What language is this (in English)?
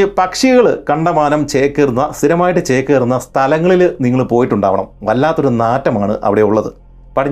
Malayalam